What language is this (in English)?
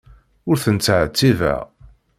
Kabyle